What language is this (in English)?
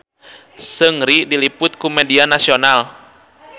Sundanese